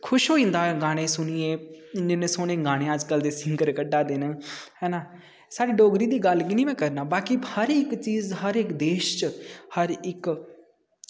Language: Dogri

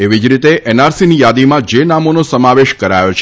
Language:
Gujarati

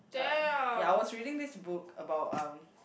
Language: English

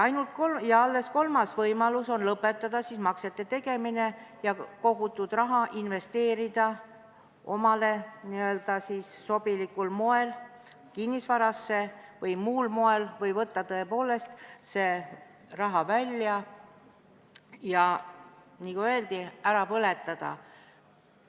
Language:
Estonian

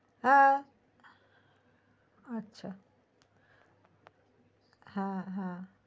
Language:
Bangla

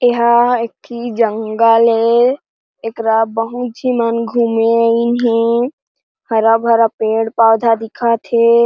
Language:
Chhattisgarhi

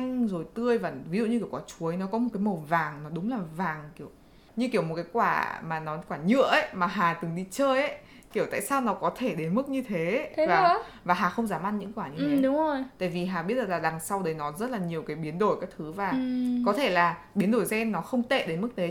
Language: Vietnamese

